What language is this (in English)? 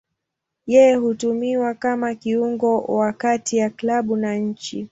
Swahili